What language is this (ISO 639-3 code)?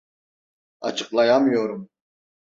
tur